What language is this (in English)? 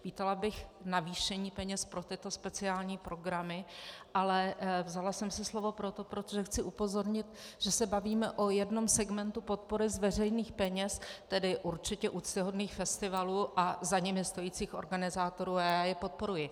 Czech